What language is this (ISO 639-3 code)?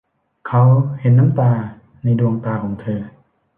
tha